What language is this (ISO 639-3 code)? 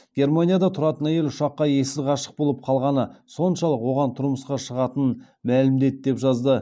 kaz